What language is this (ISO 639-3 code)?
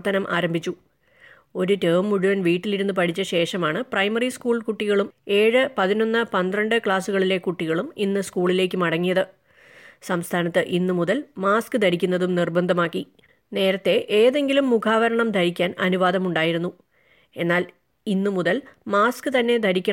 mal